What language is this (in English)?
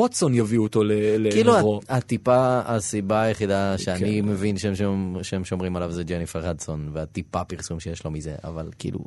Hebrew